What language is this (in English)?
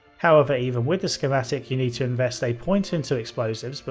English